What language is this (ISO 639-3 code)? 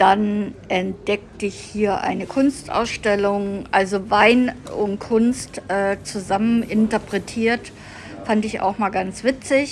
deu